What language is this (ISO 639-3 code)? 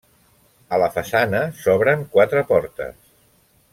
cat